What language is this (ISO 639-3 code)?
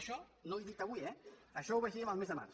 cat